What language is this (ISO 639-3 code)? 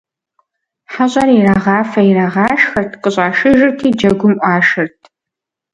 kbd